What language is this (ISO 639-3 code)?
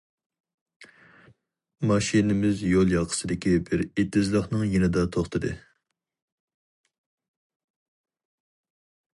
uig